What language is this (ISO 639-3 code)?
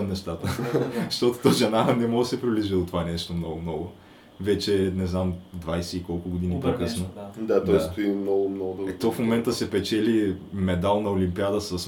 bul